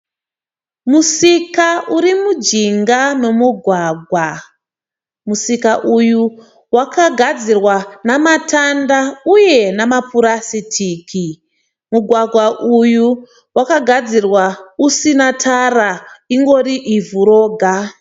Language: Shona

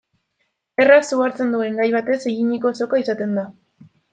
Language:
Basque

